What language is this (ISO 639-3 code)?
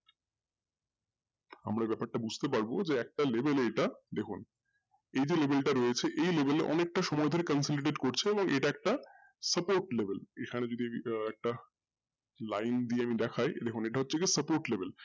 ben